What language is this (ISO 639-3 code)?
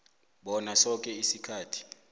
nbl